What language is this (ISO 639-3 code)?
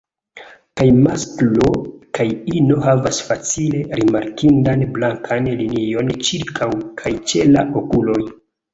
epo